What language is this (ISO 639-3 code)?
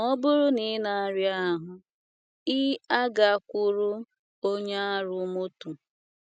ibo